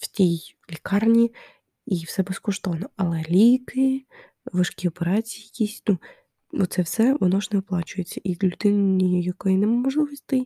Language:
Ukrainian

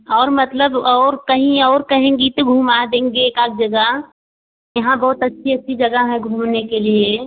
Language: Hindi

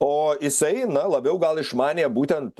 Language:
Lithuanian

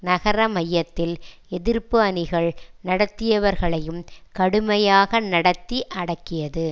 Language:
Tamil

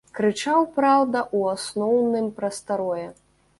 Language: Belarusian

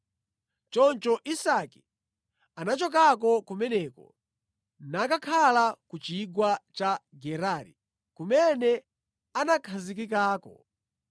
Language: Nyanja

